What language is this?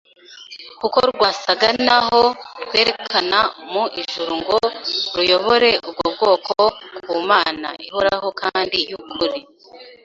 Kinyarwanda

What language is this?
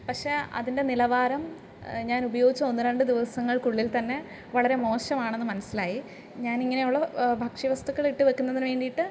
Malayalam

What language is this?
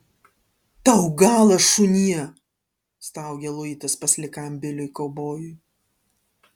Lithuanian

